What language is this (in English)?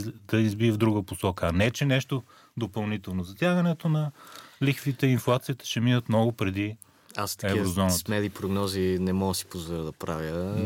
Bulgarian